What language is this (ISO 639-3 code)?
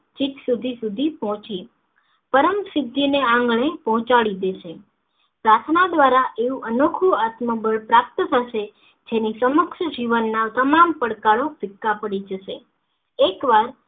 guj